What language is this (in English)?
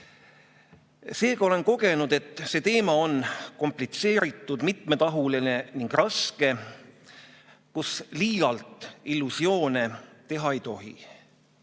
Estonian